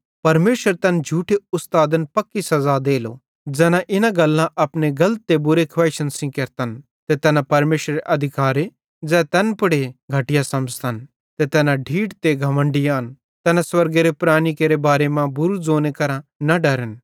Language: Bhadrawahi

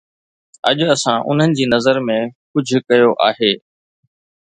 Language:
Sindhi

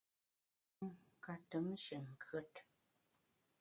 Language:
Bamun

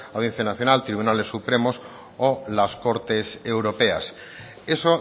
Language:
Spanish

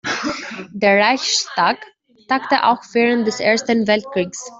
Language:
German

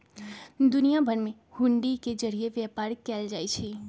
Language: Magahi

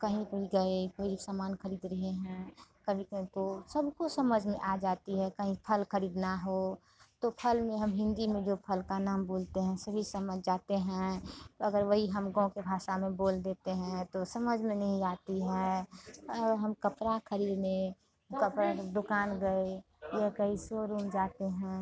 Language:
Hindi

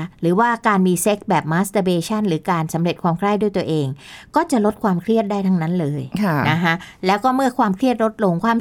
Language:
Thai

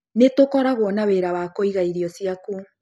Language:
Kikuyu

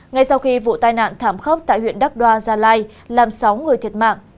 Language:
Vietnamese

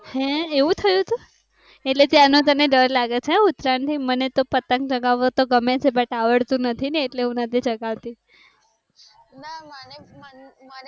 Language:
Gujarati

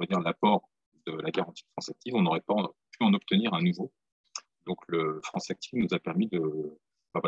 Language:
French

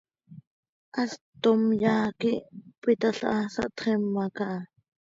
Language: Seri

